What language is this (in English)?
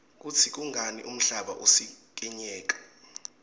Swati